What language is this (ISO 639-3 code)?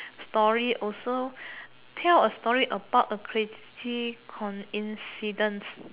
eng